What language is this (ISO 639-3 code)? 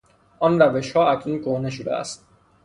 fas